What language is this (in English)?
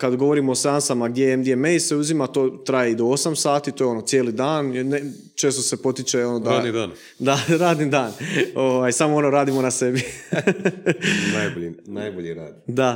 Croatian